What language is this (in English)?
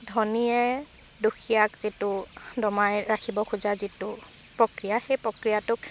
Assamese